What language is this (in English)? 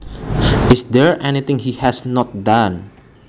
Javanese